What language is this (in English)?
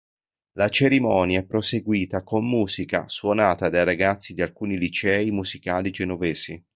Italian